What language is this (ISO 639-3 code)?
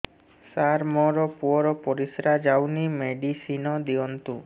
ori